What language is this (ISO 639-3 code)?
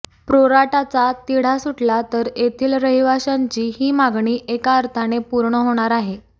mar